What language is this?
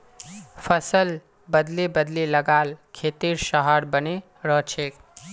Magahi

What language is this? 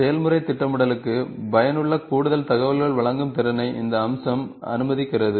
Tamil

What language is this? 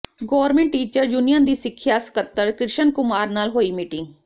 Punjabi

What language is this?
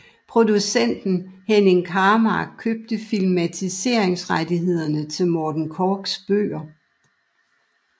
Danish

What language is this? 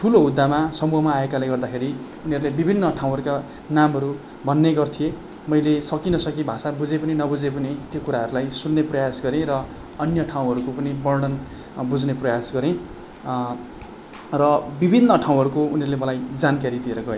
Nepali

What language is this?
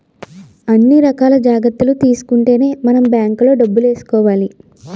Telugu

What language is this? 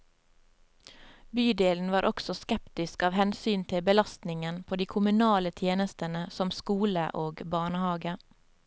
Norwegian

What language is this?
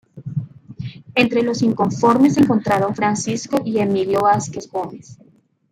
Spanish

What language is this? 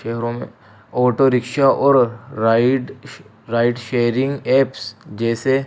Urdu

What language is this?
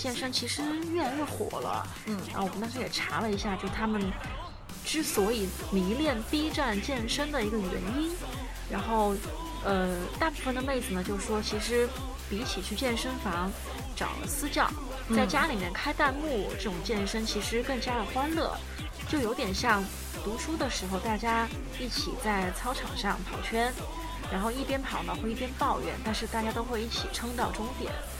Chinese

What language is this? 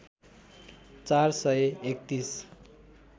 Nepali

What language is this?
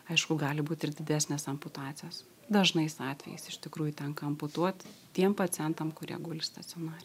Lithuanian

